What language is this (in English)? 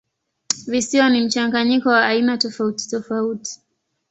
Swahili